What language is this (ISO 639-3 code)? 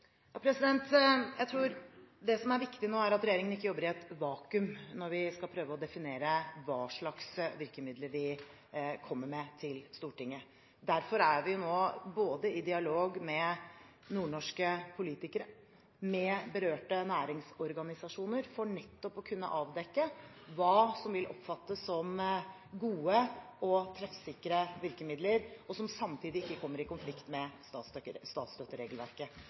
nob